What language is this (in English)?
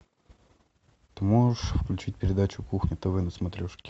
Russian